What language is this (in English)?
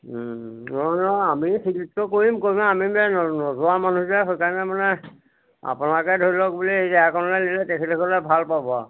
Assamese